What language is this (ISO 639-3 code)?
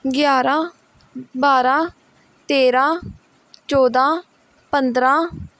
pan